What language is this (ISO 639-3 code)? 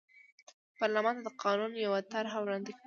pus